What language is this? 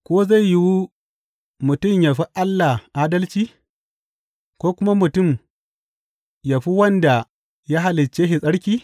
Hausa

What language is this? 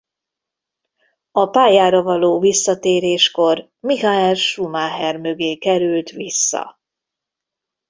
Hungarian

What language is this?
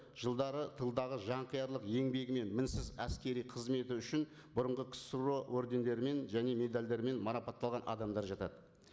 Kazakh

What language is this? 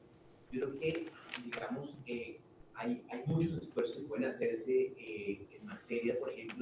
Spanish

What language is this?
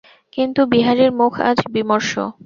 Bangla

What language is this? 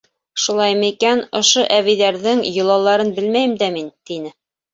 Bashkir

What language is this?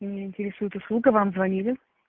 Russian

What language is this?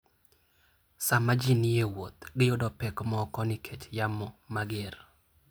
Luo (Kenya and Tanzania)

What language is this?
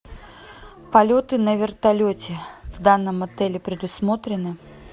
Russian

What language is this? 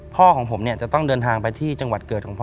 Thai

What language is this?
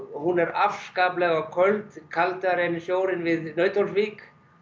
Icelandic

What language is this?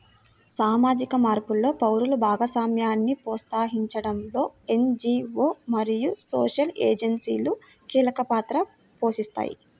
Telugu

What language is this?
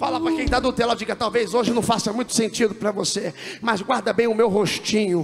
Portuguese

